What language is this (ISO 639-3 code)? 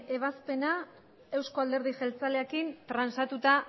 eus